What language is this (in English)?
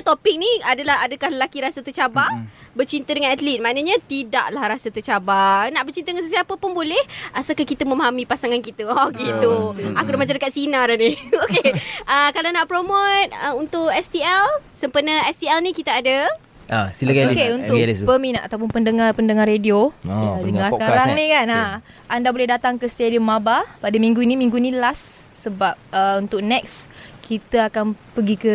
Malay